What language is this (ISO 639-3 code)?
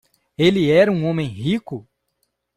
por